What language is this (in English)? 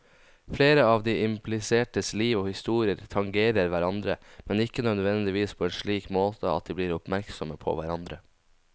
Norwegian